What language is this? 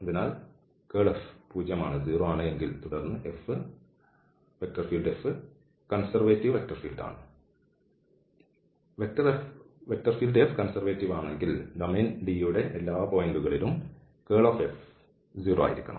Malayalam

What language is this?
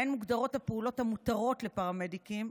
Hebrew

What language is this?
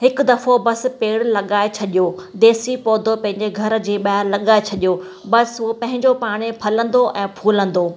Sindhi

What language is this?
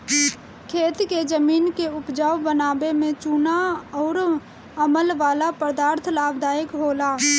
Bhojpuri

